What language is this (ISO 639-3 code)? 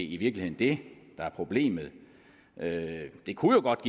dan